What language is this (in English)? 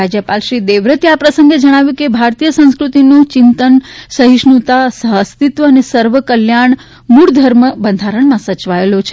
Gujarati